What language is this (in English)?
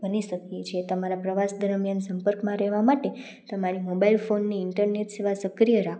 Gujarati